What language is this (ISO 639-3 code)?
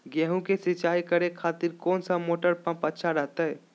mag